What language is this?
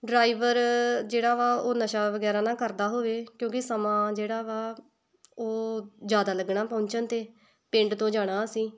Punjabi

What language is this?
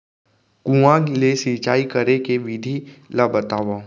Chhattisgarhi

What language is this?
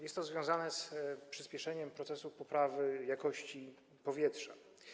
Polish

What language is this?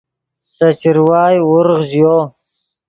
Yidgha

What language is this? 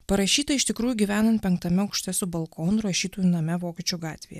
Lithuanian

